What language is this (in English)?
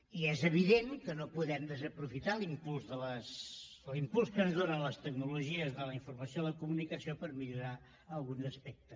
Catalan